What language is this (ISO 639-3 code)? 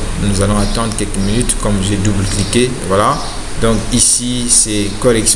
fra